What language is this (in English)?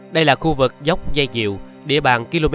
Vietnamese